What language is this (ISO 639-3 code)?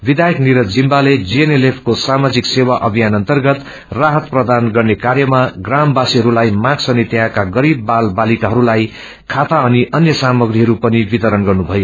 nep